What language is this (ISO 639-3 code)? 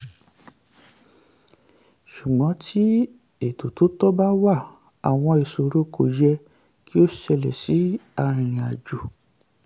yor